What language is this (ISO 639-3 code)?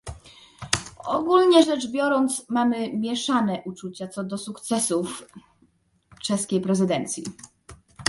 pol